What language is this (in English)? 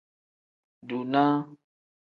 Tem